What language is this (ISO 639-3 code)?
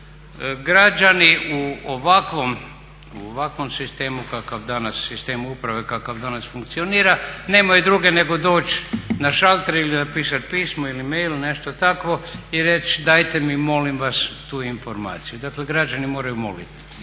hrv